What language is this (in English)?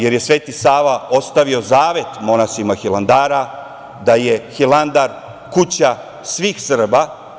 Serbian